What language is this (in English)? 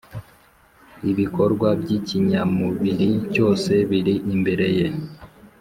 Kinyarwanda